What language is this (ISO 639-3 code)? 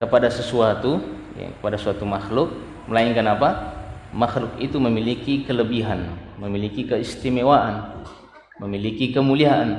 ind